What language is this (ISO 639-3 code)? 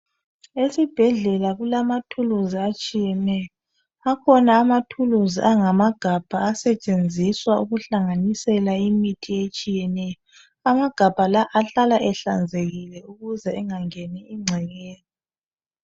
nde